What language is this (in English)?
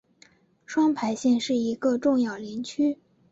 Chinese